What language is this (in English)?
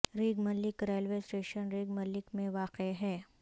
Urdu